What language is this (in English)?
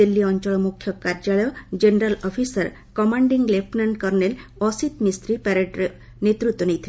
Odia